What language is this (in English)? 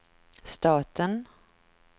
Swedish